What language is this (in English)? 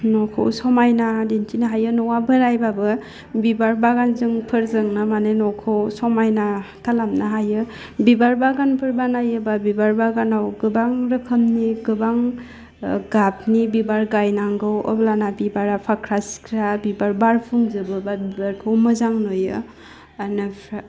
Bodo